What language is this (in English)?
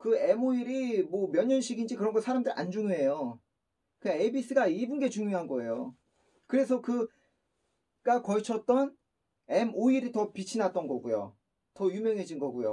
Korean